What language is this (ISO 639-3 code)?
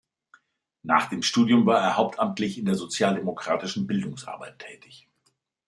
deu